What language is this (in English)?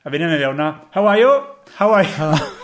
Welsh